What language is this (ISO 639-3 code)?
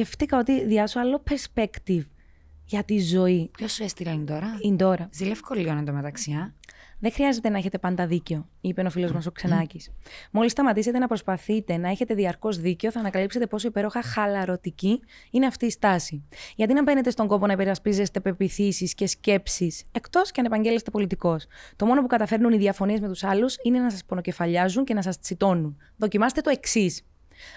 ell